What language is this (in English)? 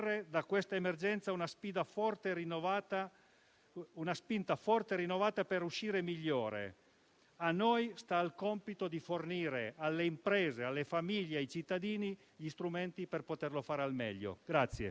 Italian